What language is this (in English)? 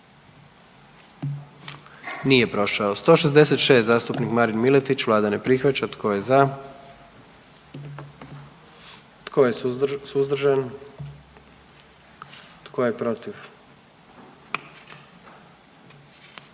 Croatian